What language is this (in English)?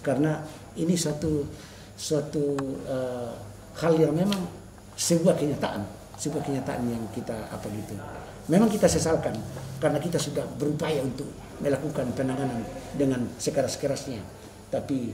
Indonesian